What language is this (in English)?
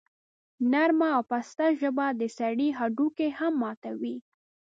Pashto